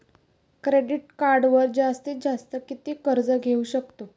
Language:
Marathi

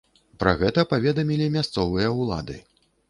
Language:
Belarusian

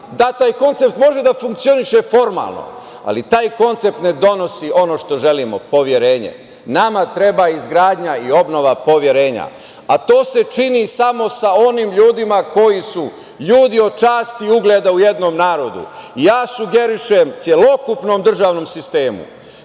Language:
Serbian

